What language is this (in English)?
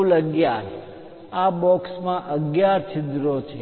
Gujarati